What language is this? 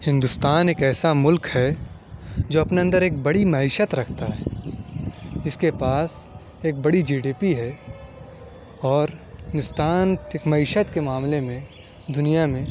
Urdu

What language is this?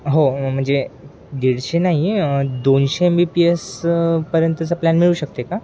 Marathi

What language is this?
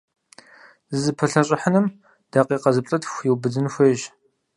Kabardian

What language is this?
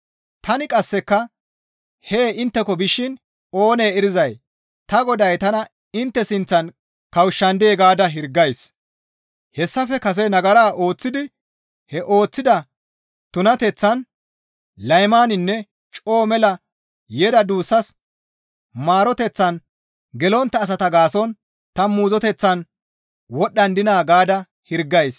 Gamo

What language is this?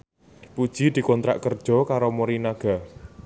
Javanese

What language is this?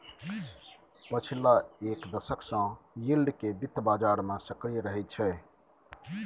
Maithili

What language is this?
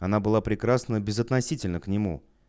Russian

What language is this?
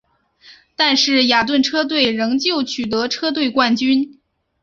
Chinese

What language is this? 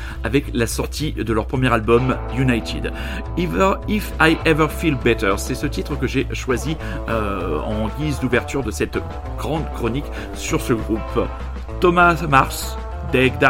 French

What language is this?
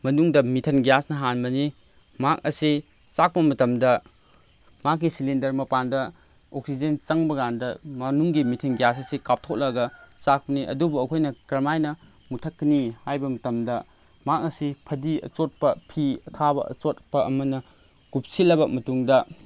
Manipuri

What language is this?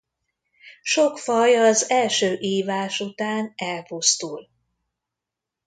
Hungarian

